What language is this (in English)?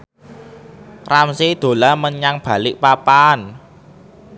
Javanese